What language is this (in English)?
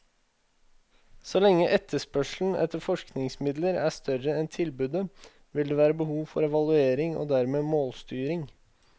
Norwegian